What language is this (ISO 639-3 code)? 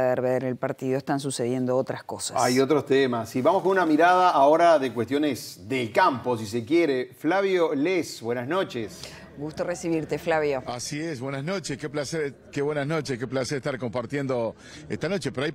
spa